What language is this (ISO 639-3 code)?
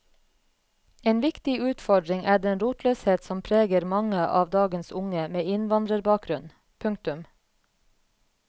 nor